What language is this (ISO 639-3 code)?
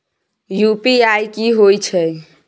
mai